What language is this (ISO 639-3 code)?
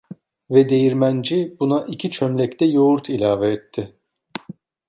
tur